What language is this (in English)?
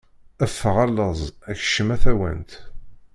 Kabyle